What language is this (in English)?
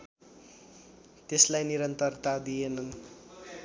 Nepali